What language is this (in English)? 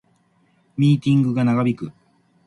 Japanese